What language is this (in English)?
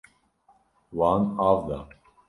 Kurdish